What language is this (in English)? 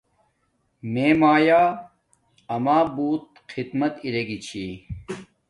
Domaaki